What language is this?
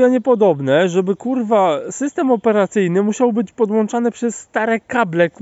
Polish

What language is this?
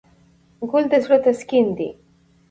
Pashto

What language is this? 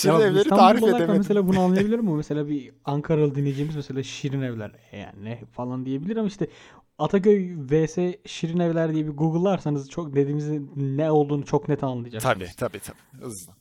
Turkish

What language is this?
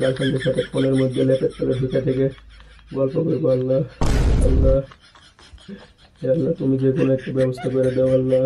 Arabic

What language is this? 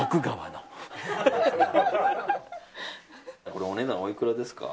Japanese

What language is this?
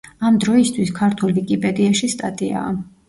Georgian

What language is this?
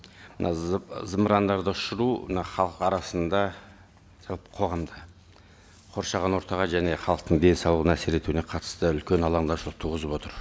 Kazakh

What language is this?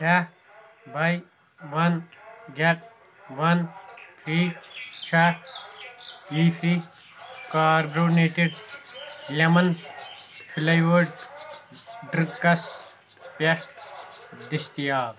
Kashmiri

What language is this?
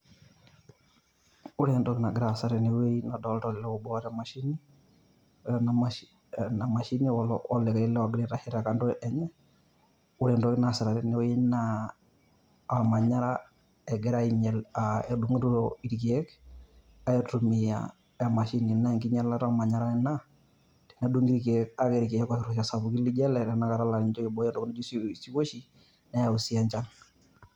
Masai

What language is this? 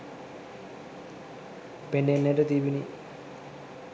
Sinhala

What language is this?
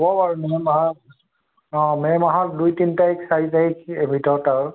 Assamese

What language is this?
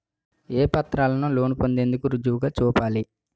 Telugu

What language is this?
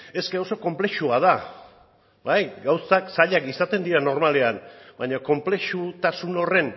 Basque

